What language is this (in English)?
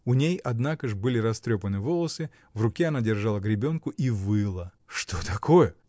Russian